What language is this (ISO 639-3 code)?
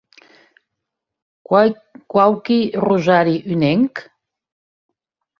oci